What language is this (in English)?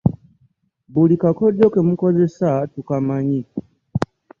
Ganda